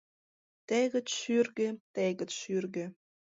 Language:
Mari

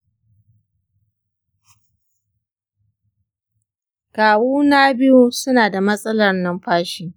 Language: Hausa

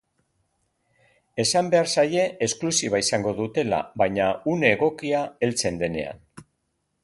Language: Basque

